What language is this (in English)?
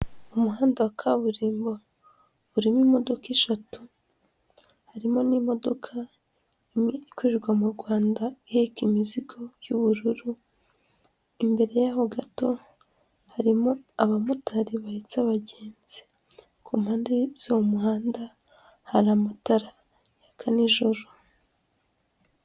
Kinyarwanda